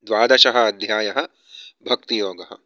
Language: Sanskrit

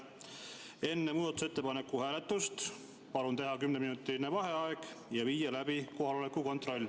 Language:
Estonian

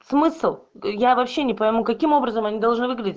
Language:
Russian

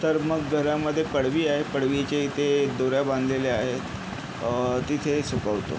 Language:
Marathi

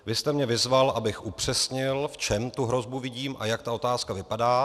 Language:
Czech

